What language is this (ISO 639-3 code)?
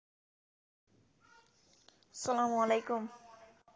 ben